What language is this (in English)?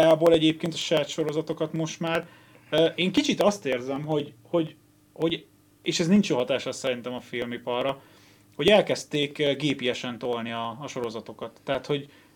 Hungarian